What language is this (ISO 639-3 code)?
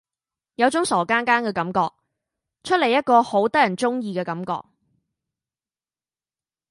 yue